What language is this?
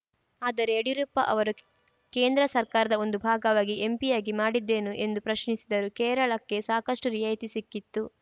Kannada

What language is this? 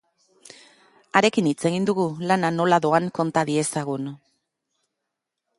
Basque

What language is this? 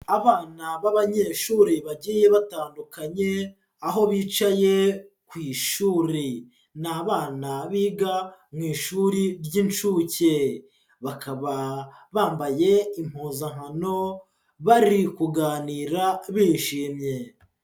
Kinyarwanda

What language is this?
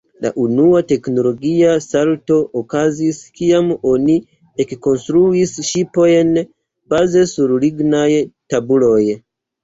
Esperanto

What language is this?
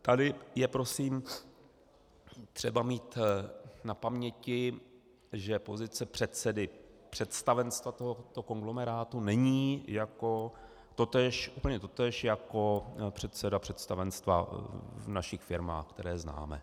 Czech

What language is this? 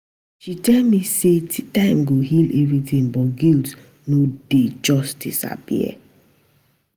Nigerian Pidgin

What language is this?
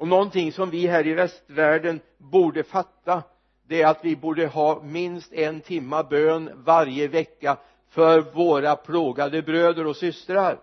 Swedish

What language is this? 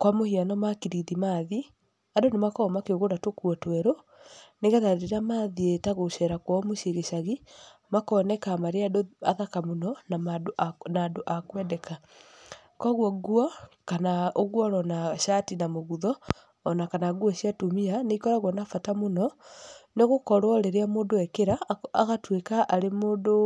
Kikuyu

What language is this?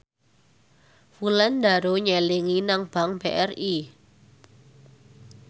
Javanese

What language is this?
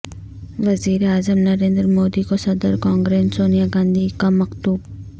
Urdu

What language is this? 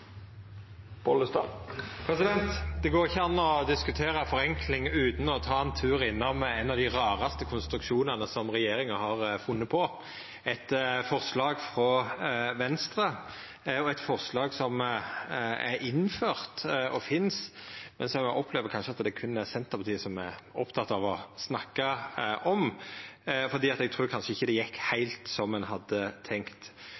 Norwegian Nynorsk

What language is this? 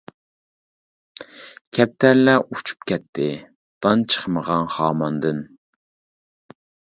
Uyghur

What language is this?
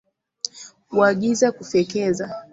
Swahili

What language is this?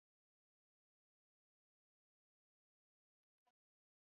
Swahili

